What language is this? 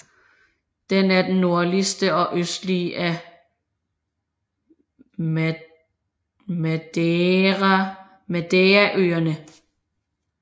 Danish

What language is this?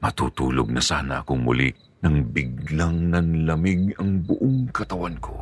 Filipino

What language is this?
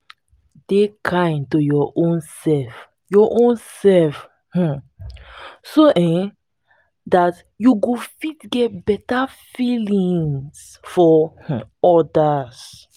Nigerian Pidgin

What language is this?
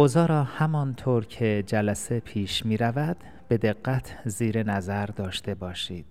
Persian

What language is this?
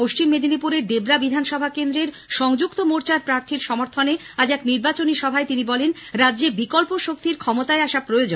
Bangla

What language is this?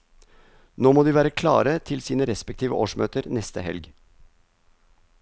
Norwegian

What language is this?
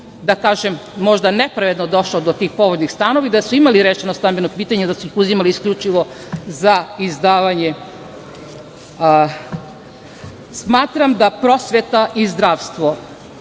Serbian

